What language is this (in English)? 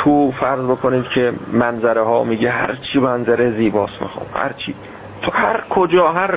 Persian